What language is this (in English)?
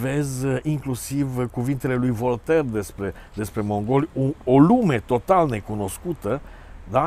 Romanian